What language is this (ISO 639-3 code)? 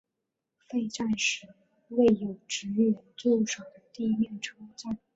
zho